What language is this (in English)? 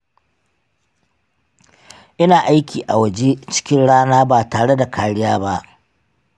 Hausa